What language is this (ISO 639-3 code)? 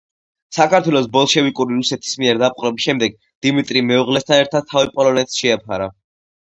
kat